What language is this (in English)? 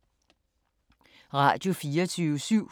Danish